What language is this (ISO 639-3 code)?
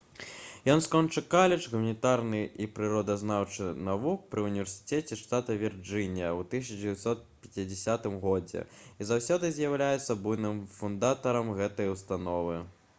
bel